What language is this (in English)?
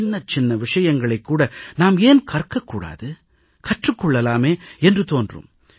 Tamil